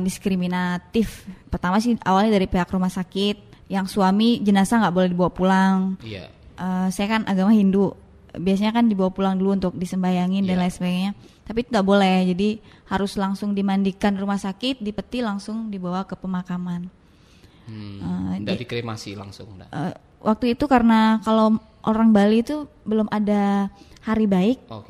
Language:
Indonesian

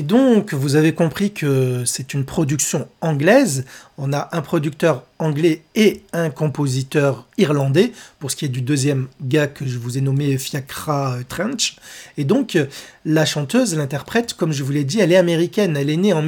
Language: French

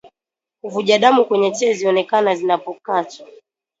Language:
Swahili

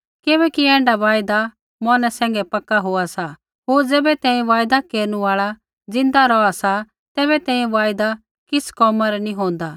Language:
Kullu Pahari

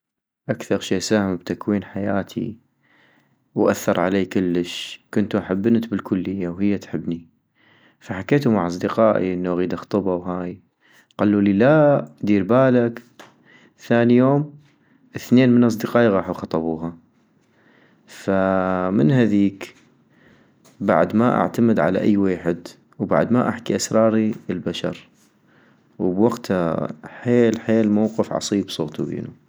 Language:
North Mesopotamian Arabic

